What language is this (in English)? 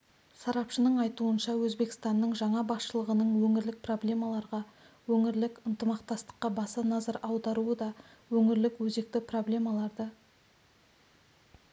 Kazakh